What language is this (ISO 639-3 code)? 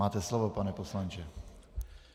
ces